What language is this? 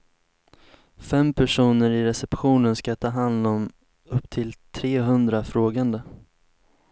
Swedish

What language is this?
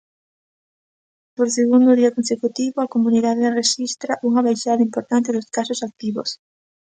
Galician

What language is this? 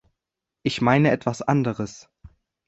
German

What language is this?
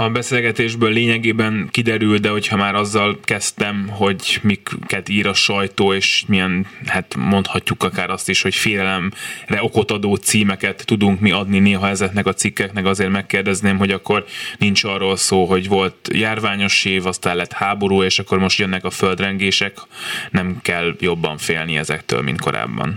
Hungarian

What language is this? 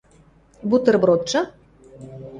Western Mari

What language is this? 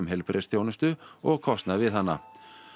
Icelandic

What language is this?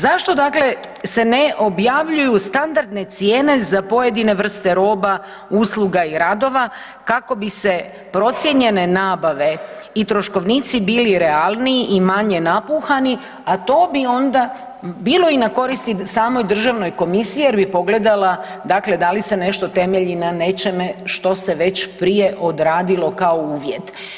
Croatian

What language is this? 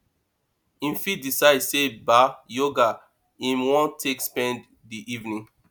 Nigerian Pidgin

